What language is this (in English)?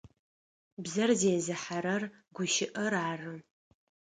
Adyghe